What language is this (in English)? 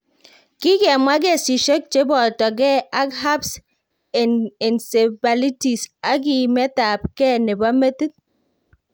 Kalenjin